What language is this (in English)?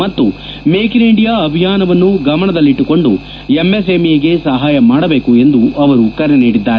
Kannada